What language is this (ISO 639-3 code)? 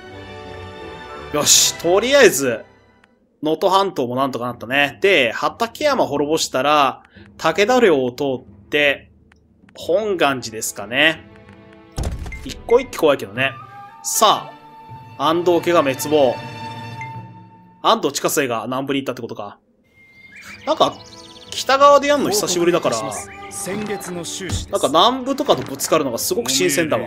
jpn